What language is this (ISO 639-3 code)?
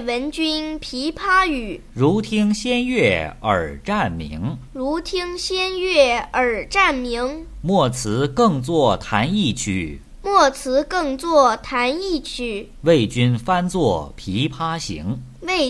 zho